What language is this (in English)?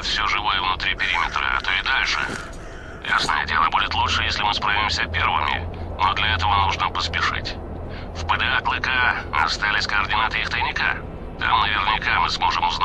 Russian